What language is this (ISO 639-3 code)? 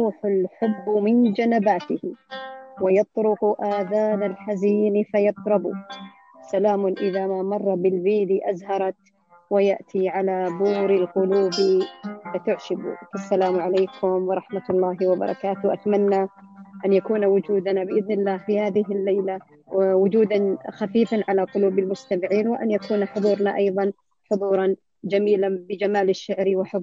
ara